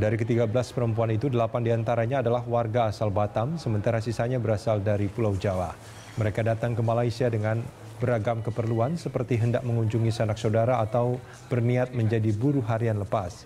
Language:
Indonesian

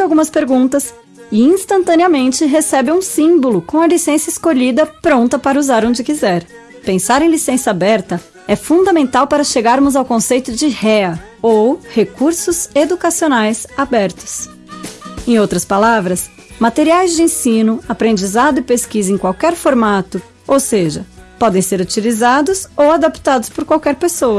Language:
Portuguese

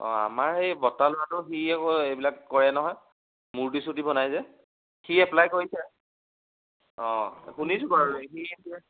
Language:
Assamese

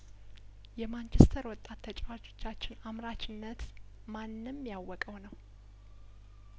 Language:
Amharic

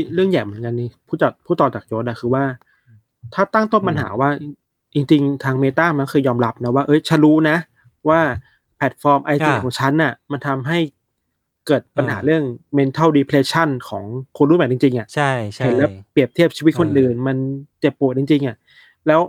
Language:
Thai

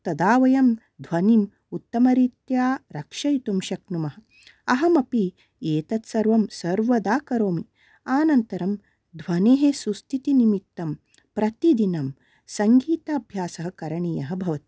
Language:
Sanskrit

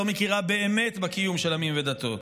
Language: Hebrew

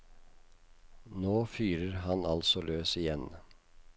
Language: Norwegian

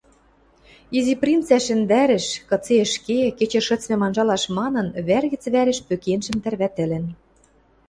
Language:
Western Mari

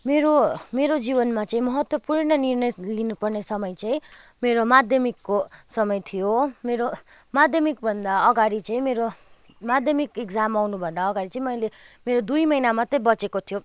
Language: Nepali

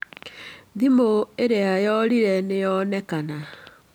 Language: Kikuyu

